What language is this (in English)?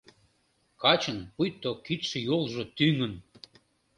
Mari